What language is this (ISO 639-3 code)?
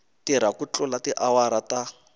tso